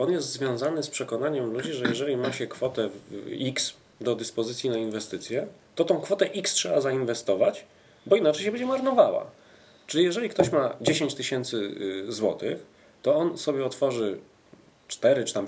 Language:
Polish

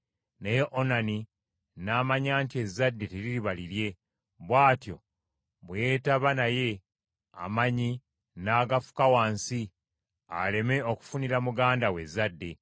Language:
Ganda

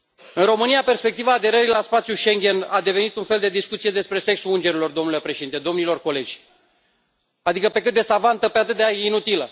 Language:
Romanian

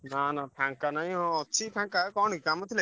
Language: Odia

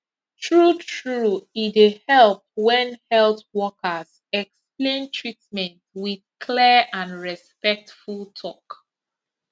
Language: Nigerian Pidgin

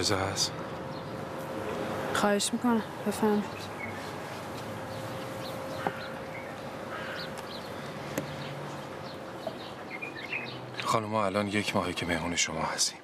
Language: Persian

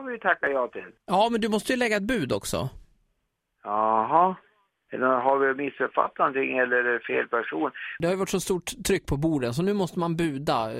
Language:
Swedish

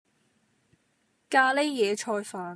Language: Cantonese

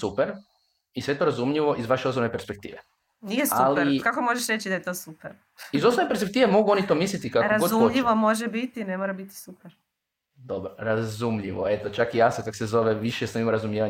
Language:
Croatian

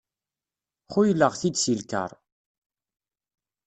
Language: Kabyle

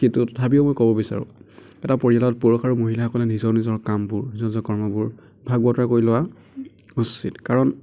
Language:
Assamese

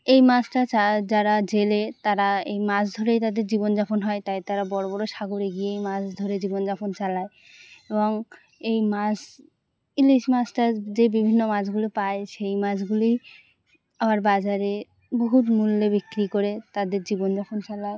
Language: Bangla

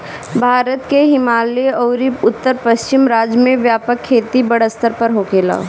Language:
Bhojpuri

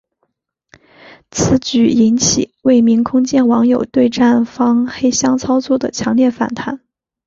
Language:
Chinese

